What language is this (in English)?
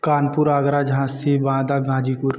Hindi